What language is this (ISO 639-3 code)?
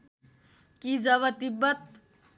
nep